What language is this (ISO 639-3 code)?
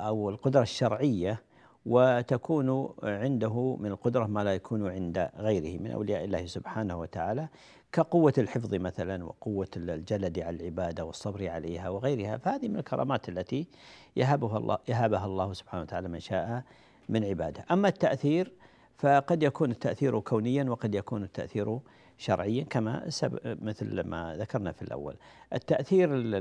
ara